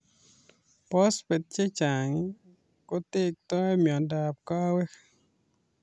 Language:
Kalenjin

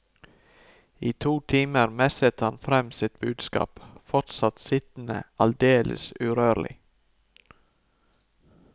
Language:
Norwegian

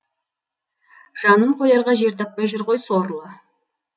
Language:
Kazakh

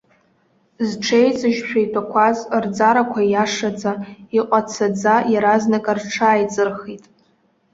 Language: Abkhazian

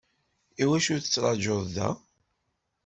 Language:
Kabyle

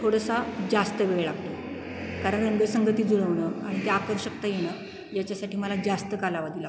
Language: Marathi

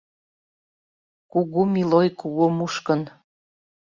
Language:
Mari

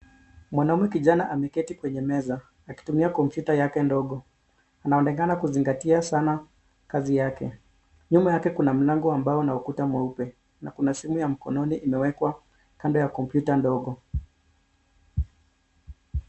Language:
Swahili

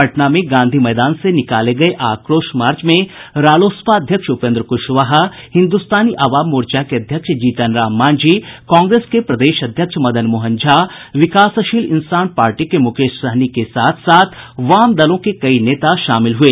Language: Hindi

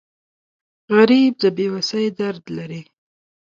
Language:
Pashto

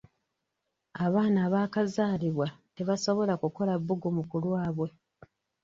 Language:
Ganda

